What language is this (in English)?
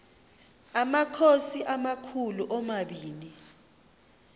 Xhosa